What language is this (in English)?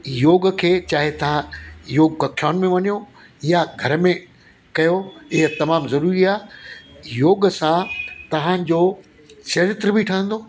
Sindhi